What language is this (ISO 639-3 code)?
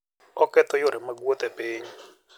luo